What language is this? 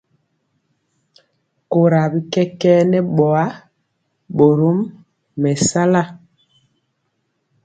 Mpiemo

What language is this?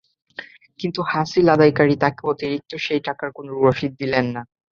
Bangla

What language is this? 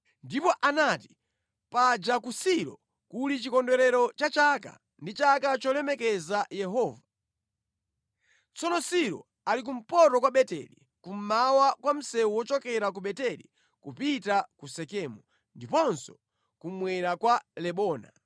Nyanja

